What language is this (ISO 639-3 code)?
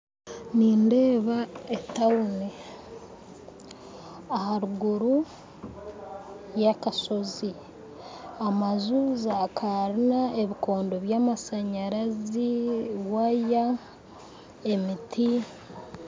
nyn